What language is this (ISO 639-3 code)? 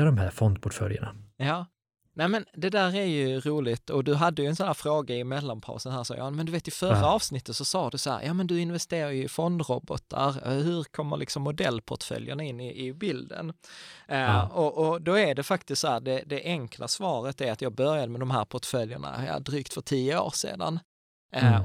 swe